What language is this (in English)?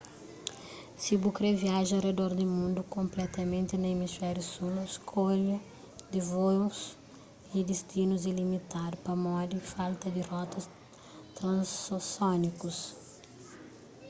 Kabuverdianu